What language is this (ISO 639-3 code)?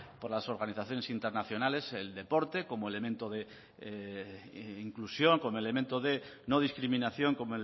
spa